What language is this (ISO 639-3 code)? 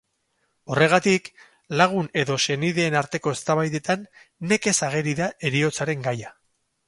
eus